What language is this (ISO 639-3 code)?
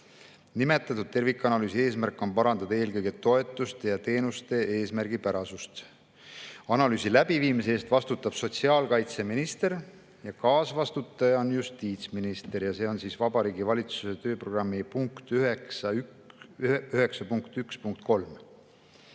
est